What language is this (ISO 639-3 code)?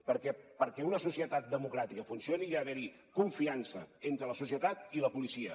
cat